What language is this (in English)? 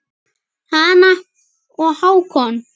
Icelandic